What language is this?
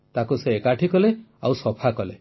Odia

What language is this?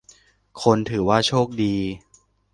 Thai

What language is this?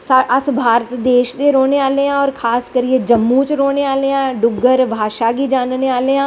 Dogri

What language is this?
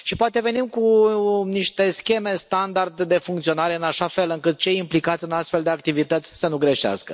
Romanian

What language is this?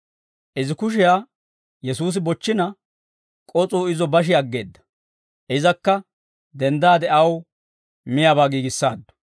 Dawro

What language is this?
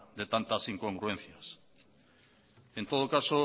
Spanish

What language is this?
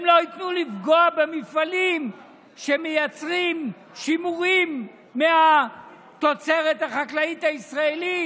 Hebrew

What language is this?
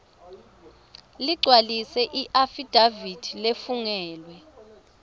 Swati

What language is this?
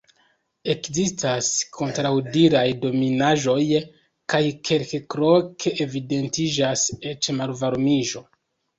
Esperanto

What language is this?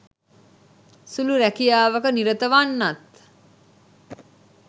Sinhala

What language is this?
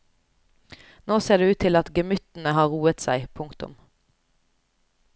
Norwegian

